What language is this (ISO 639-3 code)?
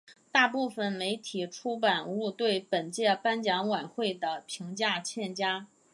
zho